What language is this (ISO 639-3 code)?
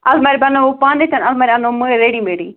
kas